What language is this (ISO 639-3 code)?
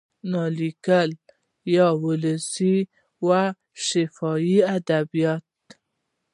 pus